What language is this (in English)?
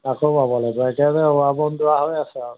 Assamese